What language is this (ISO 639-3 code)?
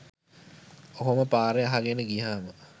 sin